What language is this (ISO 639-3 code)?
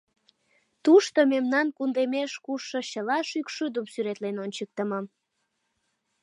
chm